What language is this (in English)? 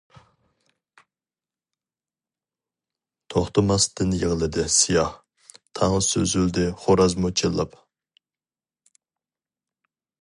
Uyghur